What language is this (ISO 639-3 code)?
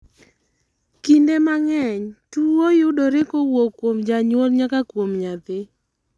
luo